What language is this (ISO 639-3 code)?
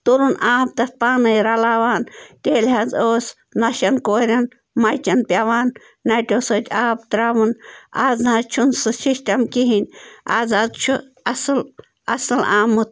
kas